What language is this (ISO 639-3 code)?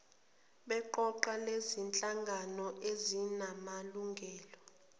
zul